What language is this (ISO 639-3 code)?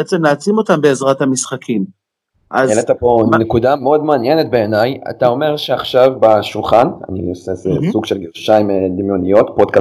heb